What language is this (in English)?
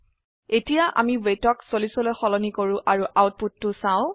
Assamese